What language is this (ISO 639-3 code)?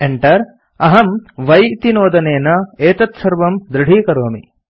san